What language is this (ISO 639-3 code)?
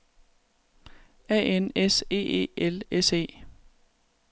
dan